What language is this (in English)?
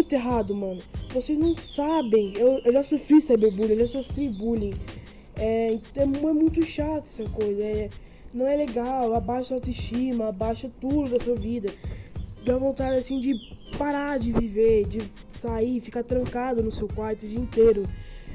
Portuguese